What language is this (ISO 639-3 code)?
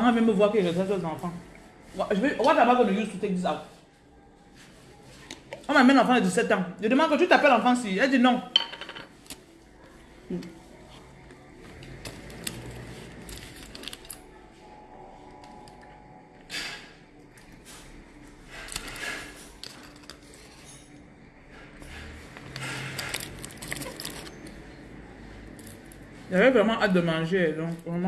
fra